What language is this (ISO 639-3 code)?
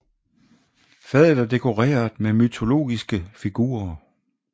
dan